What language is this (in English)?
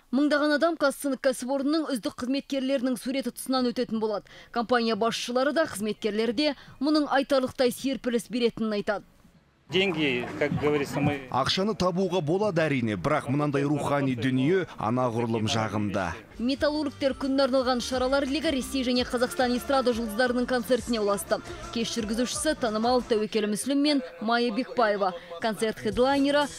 Russian